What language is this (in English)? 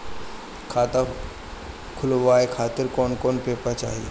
Bhojpuri